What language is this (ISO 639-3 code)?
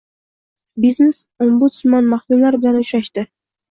uzb